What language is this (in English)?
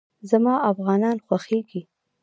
Pashto